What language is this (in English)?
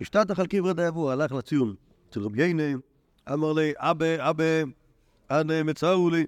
Hebrew